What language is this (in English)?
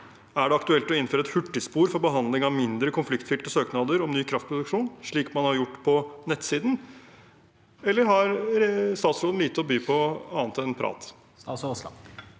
Norwegian